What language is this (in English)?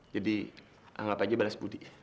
Indonesian